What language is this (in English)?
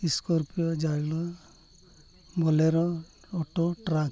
Santali